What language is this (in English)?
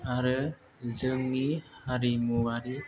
Bodo